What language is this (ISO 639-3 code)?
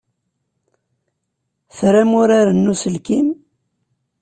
kab